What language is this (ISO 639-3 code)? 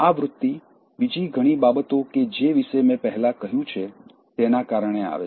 guj